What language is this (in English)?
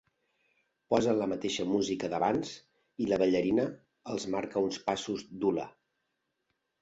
Catalan